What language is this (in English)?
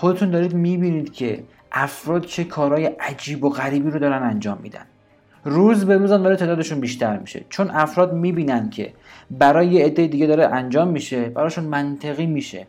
Persian